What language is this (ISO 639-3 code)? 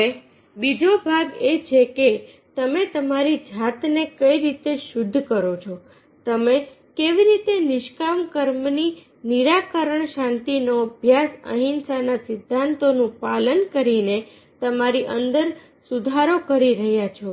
guj